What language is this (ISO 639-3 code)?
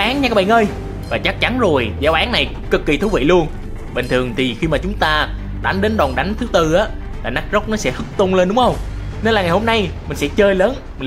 vie